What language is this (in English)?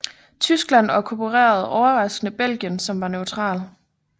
Danish